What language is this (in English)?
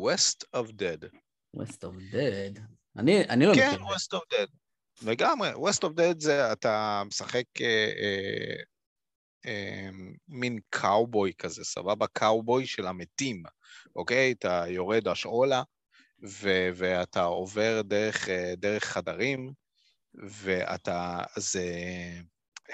Hebrew